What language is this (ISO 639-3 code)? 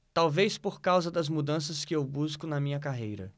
por